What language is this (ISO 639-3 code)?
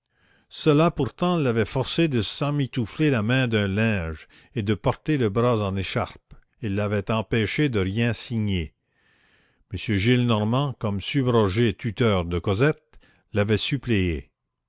fra